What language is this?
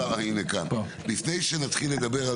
Hebrew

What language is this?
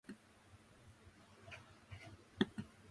Japanese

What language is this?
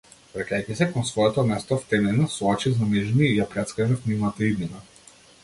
Macedonian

